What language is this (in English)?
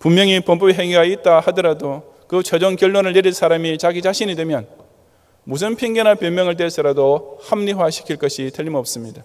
Korean